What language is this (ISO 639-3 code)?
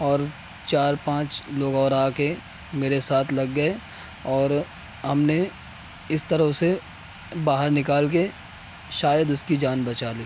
urd